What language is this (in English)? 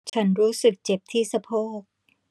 Thai